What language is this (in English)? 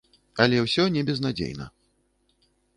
Belarusian